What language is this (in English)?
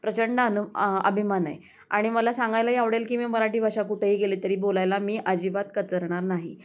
Marathi